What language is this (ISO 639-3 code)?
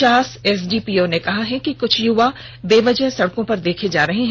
hin